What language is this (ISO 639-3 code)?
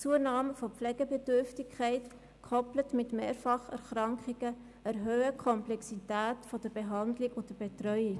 gsw